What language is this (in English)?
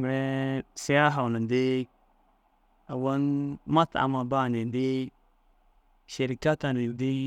Dazaga